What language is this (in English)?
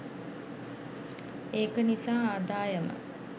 Sinhala